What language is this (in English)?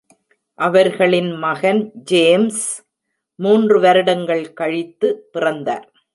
Tamil